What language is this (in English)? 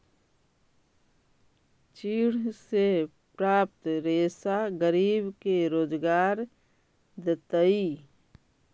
Magahi